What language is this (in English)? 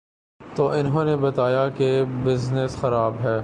Urdu